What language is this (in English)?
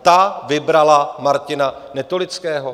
Czech